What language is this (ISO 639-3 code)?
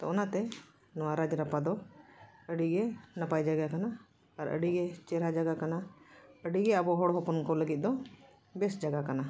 sat